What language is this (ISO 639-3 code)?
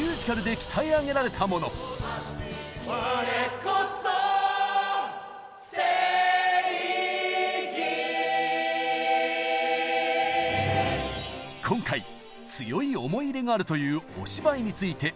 jpn